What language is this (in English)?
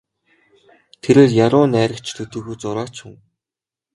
Mongolian